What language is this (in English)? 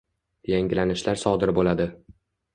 Uzbek